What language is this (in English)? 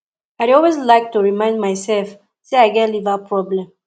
Nigerian Pidgin